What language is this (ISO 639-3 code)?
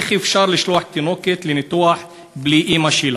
heb